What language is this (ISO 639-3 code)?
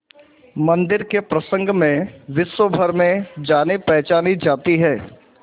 hin